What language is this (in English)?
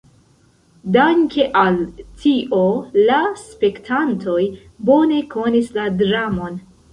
Esperanto